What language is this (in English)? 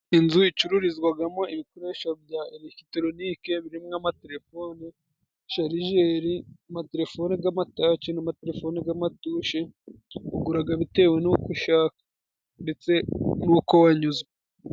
Kinyarwanda